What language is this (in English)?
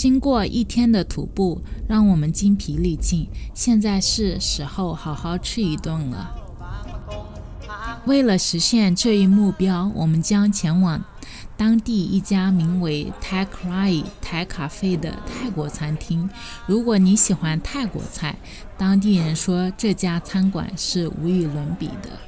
Chinese